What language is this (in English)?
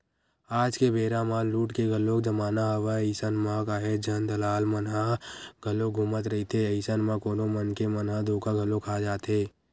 Chhattisgarhi